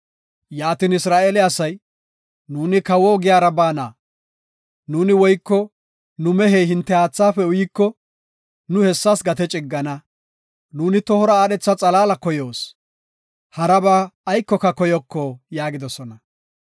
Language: Gofa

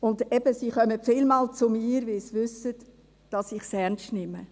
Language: Swiss German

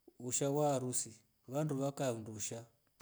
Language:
Rombo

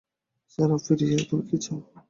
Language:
Bangla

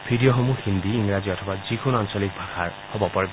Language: Assamese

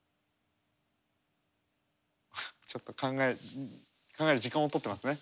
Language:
Japanese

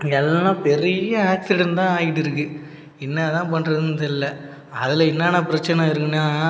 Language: Tamil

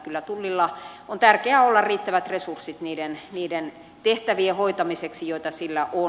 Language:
Finnish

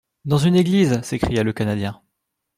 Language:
French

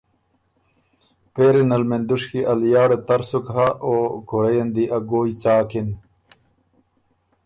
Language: Ormuri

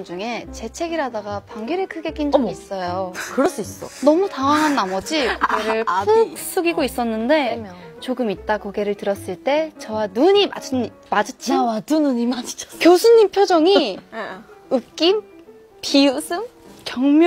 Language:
Korean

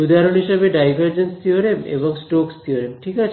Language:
Bangla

